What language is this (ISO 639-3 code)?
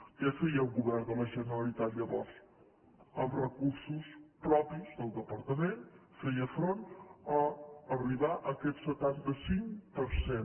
cat